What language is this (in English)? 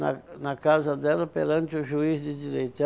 Portuguese